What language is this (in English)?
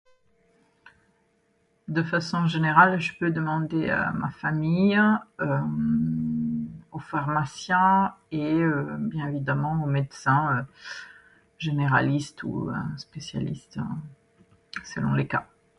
French